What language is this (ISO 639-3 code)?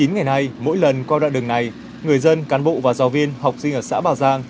vie